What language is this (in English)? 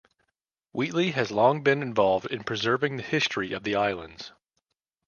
English